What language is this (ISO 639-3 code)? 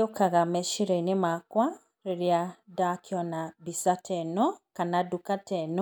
kik